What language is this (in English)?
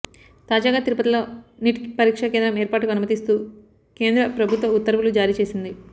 Telugu